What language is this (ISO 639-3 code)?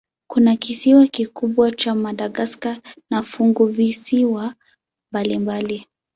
swa